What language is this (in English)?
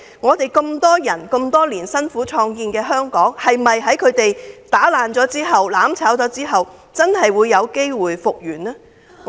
Cantonese